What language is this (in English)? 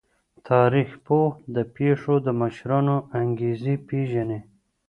Pashto